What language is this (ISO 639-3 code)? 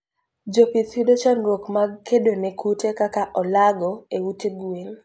luo